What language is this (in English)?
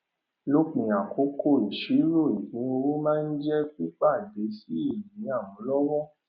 Yoruba